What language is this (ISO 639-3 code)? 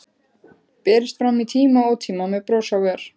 isl